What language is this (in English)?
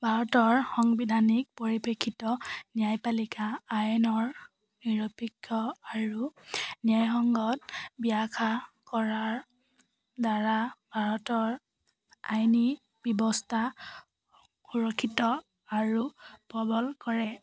Assamese